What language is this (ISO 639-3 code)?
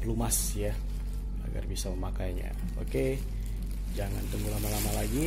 ind